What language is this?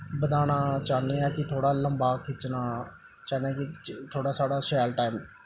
Dogri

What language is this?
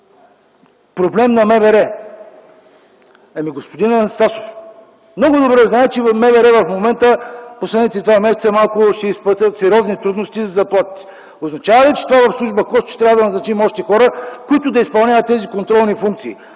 Bulgarian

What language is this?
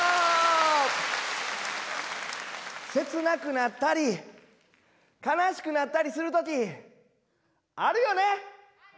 Japanese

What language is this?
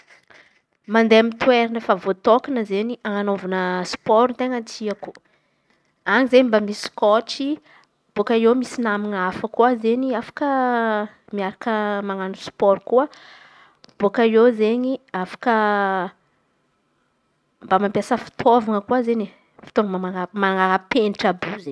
Antankarana Malagasy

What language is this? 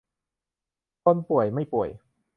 Thai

